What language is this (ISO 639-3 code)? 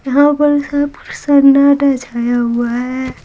hin